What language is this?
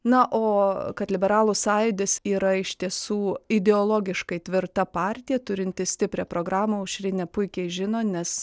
Lithuanian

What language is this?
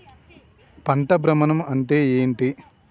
Telugu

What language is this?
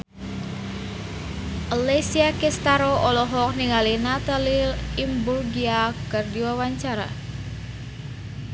Sundanese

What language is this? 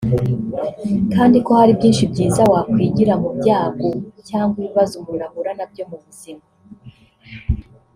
Kinyarwanda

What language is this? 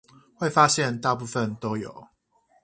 Chinese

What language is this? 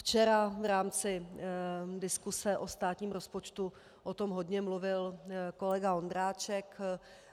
Czech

